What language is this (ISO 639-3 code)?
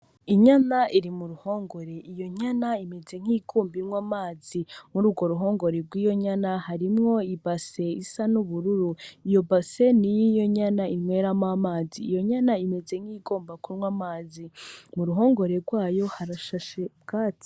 run